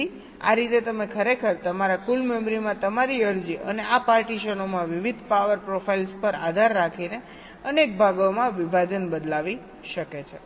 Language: Gujarati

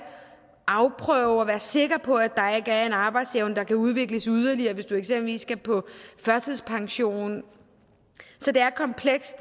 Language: Danish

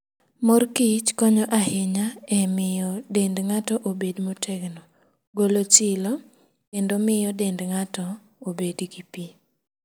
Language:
Luo (Kenya and Tanzania)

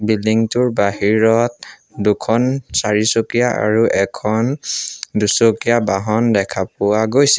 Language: Assamese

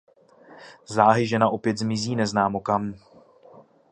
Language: Czech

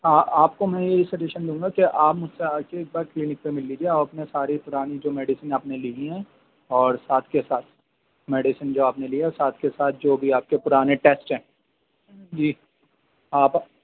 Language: Urdu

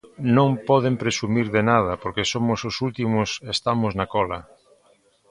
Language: Galician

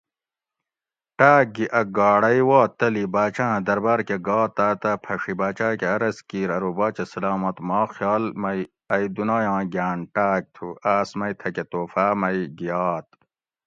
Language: Gawri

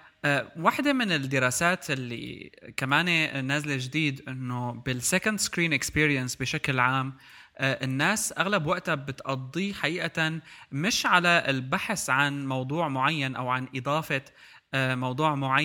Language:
Arabic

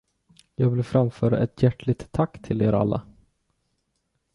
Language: Swedish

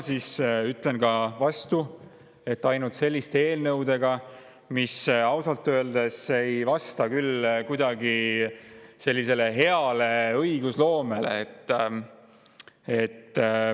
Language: Estonian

